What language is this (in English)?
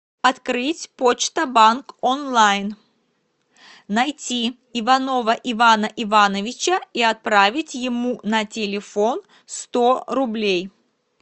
Russian